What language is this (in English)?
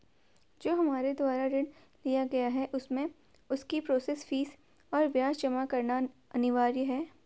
Hindi